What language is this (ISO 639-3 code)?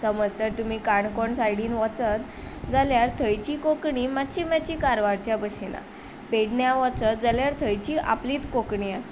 kok